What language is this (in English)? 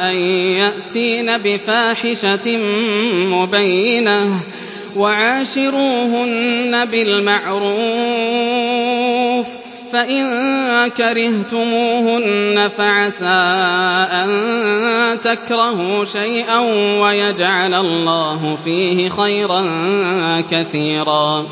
Arabic